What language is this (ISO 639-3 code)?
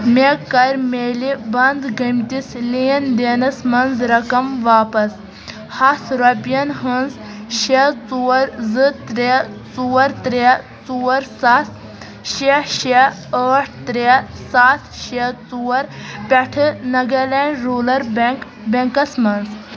kas